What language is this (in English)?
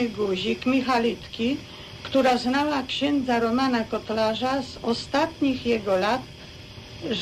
Polish